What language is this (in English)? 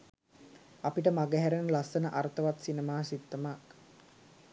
Sinhala